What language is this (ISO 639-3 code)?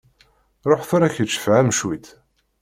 kab